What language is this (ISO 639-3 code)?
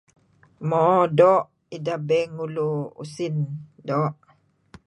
kzi